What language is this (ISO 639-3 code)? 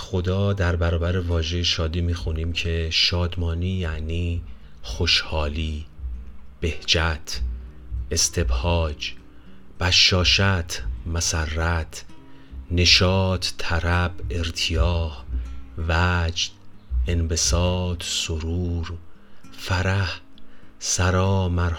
fas